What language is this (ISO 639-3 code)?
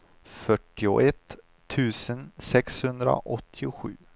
swe